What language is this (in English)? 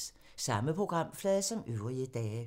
Danish